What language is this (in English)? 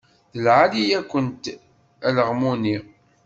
Kabyle